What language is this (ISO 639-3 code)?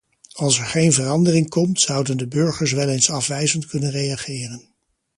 nld